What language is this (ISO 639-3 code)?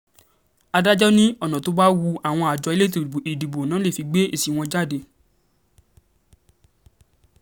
yor